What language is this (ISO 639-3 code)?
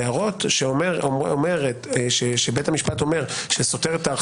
heb